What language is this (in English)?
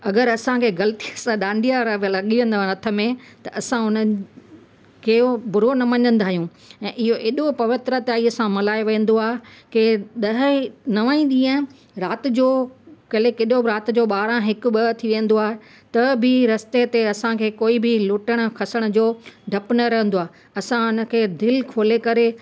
Sindhi